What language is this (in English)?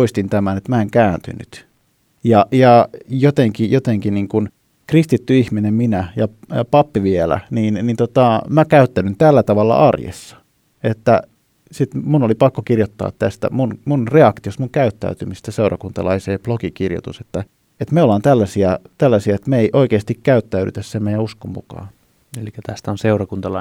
Finnish